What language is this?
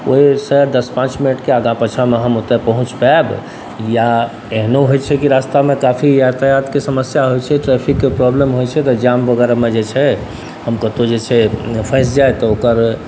Maithili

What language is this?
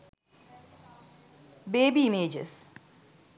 Sinhala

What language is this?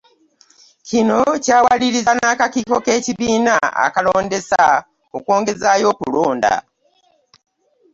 Ganda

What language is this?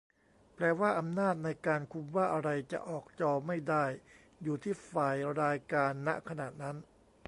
Thai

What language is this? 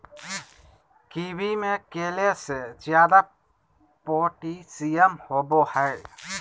Magahi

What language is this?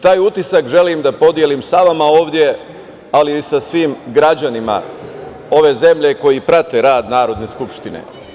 Serbian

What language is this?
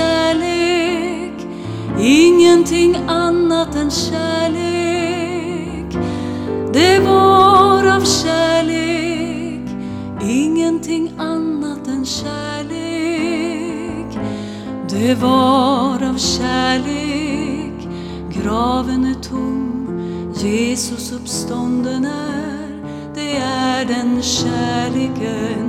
Swedish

